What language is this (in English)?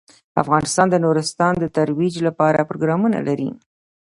Pashto